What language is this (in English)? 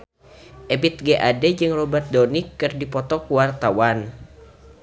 Sundanese